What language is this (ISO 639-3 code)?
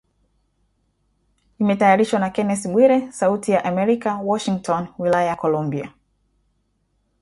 swa